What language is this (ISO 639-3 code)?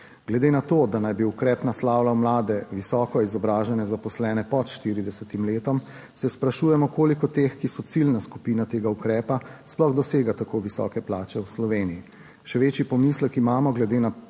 slv